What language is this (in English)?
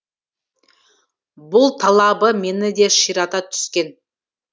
Kazakh